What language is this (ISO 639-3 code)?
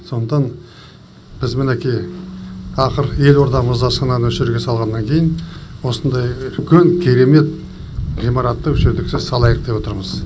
kaz